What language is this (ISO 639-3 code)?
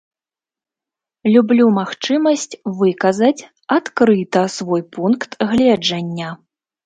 bel